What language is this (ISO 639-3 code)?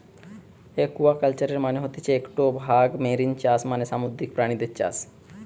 ben